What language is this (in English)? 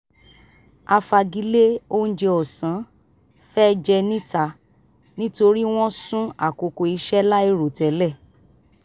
Yoruba